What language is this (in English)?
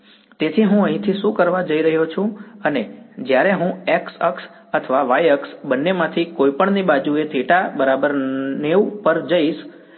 Gujarati